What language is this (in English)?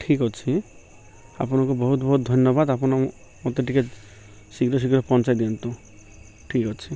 Odia